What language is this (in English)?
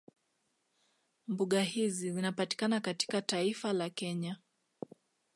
Swahili